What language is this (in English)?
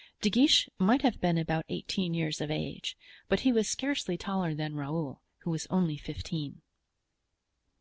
English